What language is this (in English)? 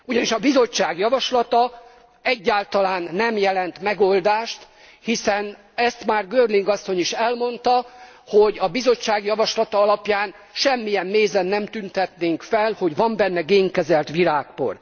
Hungarian